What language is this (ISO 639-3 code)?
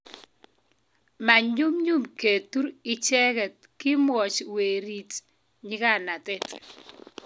kln